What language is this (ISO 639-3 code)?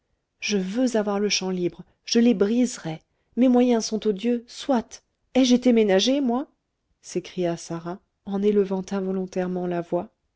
fra